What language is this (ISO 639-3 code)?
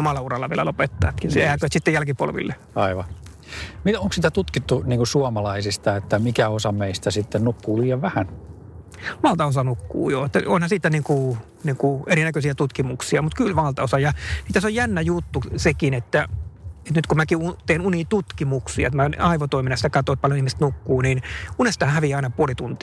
fin